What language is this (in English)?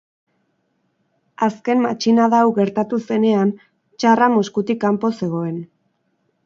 Basque